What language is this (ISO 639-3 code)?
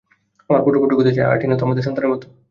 ben